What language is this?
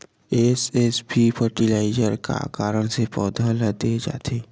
Chhattisgarhi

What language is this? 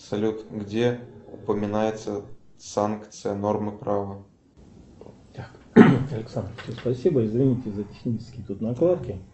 Russian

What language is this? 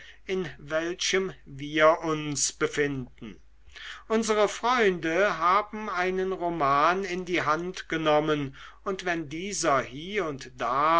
German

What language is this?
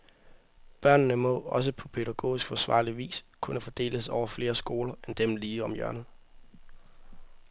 Danish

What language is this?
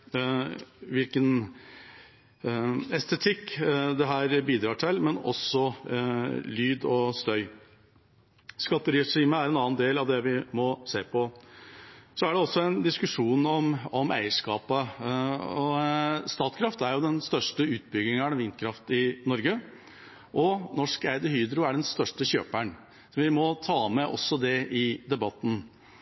Norwegian Bokmål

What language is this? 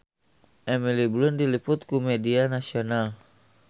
Sundanese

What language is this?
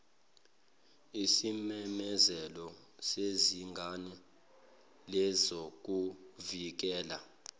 Zulu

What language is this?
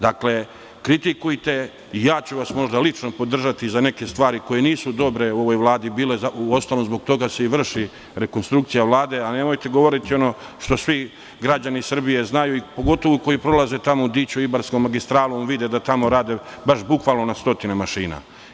Serbian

